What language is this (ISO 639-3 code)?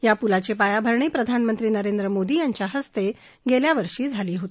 mar